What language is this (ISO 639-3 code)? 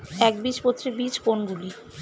ben